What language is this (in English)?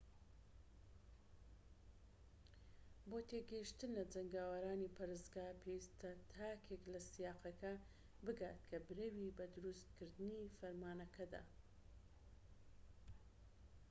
Central Kurdish